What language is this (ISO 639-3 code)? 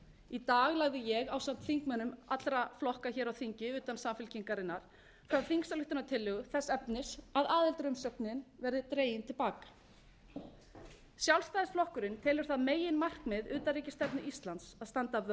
isl